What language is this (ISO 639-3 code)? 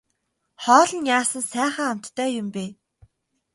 mon